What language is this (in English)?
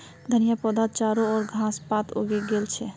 Magahi